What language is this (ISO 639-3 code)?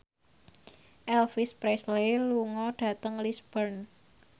jav